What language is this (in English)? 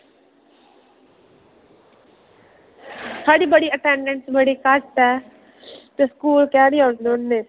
Dogri